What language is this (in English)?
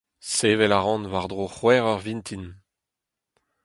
Breton